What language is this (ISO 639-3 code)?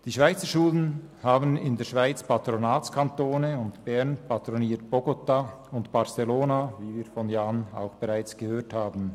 gsw